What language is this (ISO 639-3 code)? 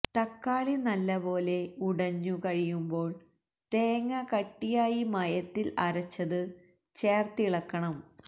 mal